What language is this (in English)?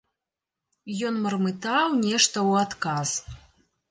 Belarusian